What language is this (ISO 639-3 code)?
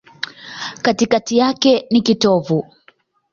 swa